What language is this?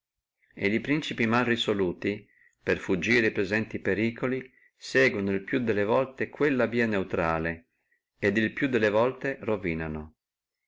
Italian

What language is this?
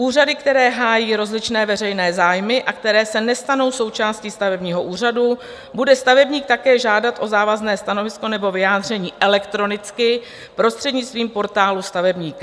Czech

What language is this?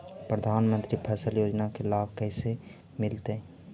Magahi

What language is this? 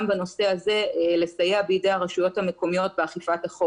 Hebrew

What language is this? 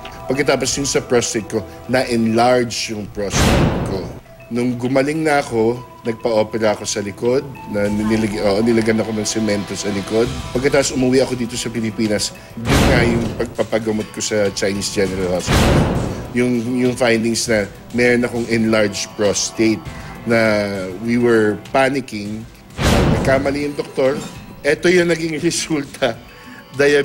Filipino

